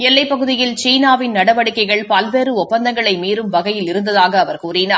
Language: Tamil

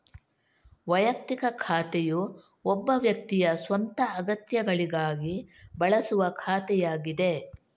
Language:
Kannada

